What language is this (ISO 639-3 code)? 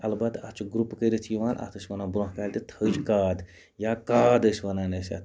kas